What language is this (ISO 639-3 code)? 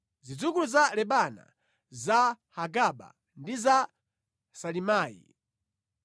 nya